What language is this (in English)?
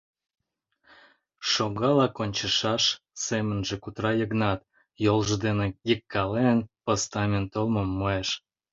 Mari